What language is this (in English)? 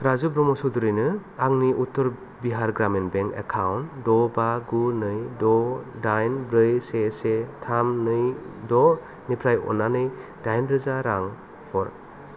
Bodo